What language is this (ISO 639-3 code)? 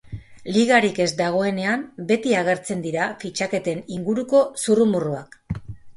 eus